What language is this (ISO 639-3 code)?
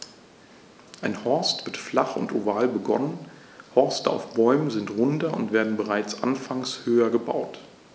deu